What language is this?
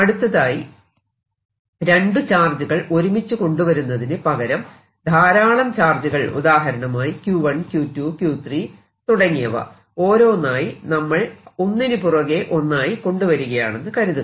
Malayalam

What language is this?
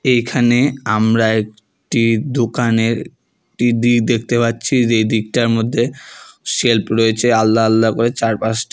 Bangla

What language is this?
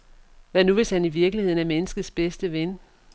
Danish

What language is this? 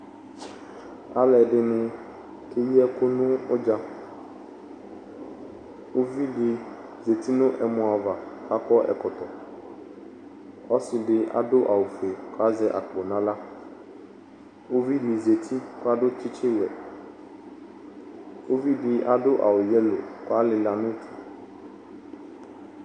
Ikposo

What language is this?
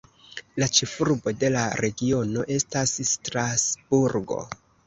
Esperanto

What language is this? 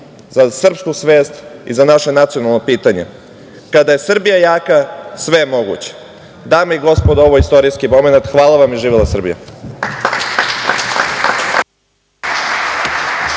Serbian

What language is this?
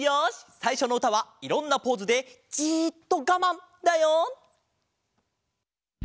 Japanese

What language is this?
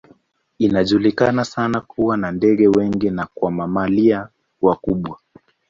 Swahili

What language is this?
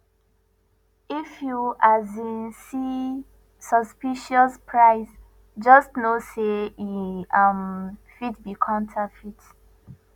Nigerian Pidgin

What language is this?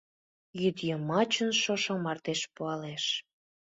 Mari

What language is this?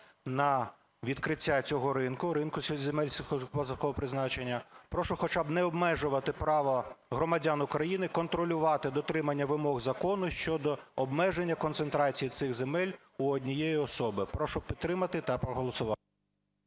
Ukrainian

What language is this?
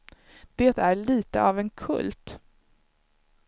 Swedish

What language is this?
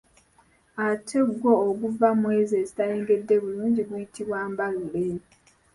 Ganda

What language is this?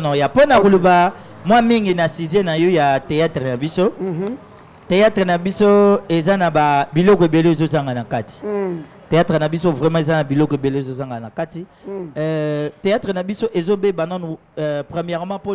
French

